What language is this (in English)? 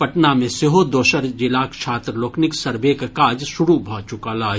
Maithili